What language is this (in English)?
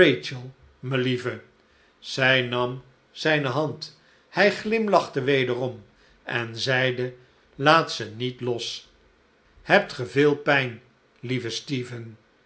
Dutch